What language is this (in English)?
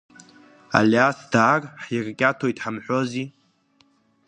Abkhazian